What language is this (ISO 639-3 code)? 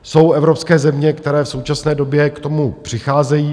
ces